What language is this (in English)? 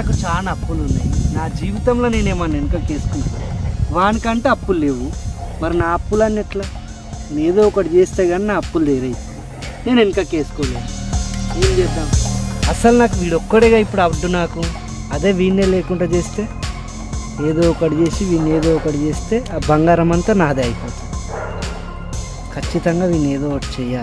Telugu